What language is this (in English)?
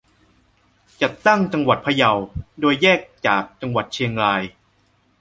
Thai